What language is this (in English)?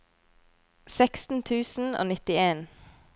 Norwegian